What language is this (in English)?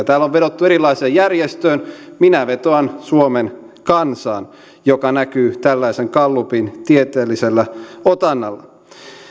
Finnish